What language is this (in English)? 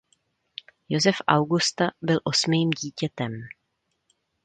Czech